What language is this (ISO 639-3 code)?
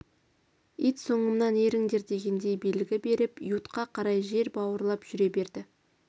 kaz